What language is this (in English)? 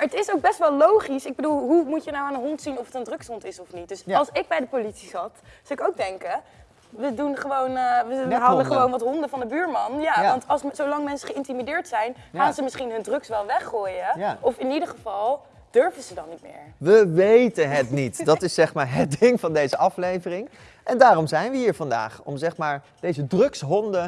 Dutch